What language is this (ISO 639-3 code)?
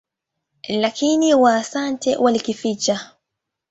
swa